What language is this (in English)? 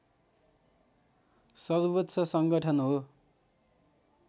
Nepali